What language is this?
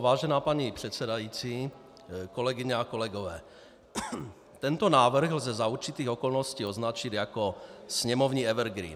Czech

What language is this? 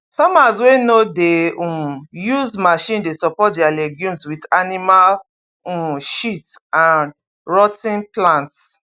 Nigerian Pidgin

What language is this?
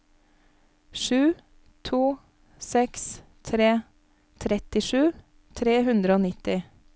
Norwegian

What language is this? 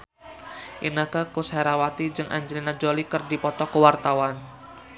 Sundanese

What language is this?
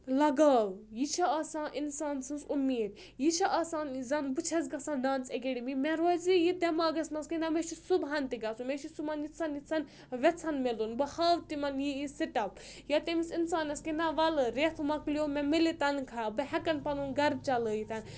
Kashmiri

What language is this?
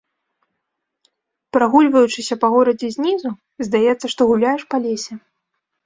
Belarusian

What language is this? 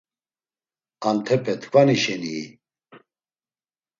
Laz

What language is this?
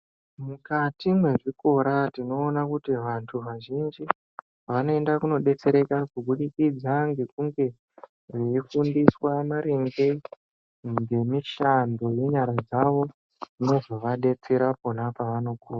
Ndau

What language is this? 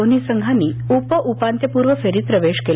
Marathi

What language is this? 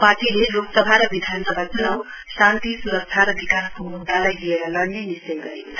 Nepali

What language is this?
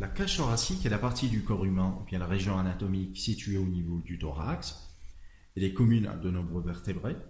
French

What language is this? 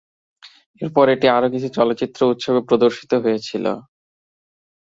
Bangla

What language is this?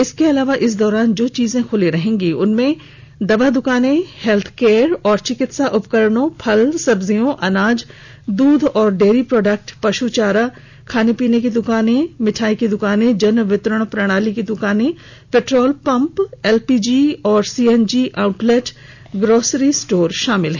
Hindi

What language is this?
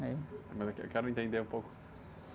Portuguese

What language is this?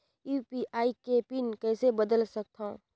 Chhattisgarhi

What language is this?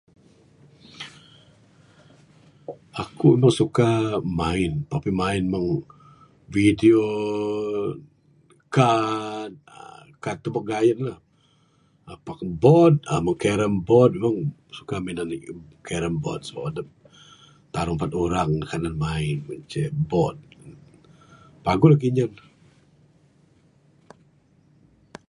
Bukar-Sadung Bidayuh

